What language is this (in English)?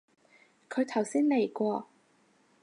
Cantonese